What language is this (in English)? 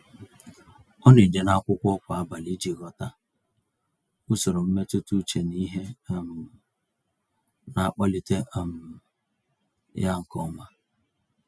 Igbo